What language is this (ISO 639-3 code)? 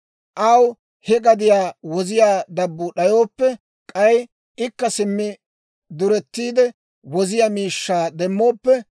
dwr